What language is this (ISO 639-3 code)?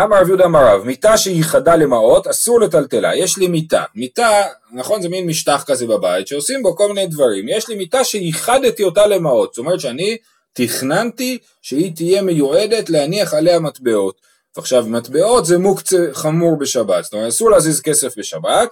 heb